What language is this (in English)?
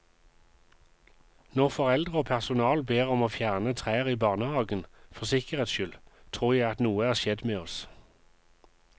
Norwegian